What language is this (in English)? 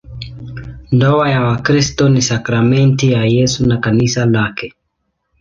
Swahili